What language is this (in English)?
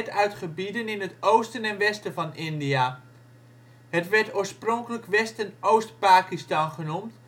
Dutch